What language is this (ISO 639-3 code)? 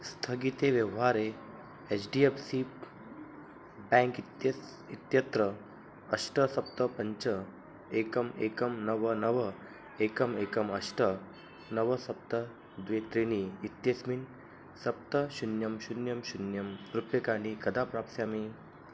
san